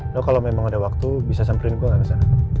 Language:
Indonesian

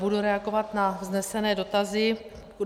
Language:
Czech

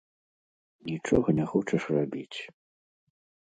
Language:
Belarusian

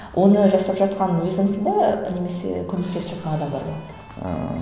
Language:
Kazakh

